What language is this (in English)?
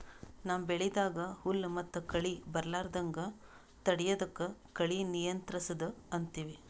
Kannada